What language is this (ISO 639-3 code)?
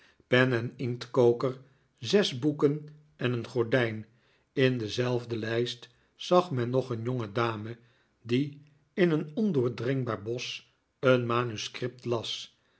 nld